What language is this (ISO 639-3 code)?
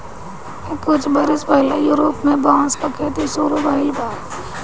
bho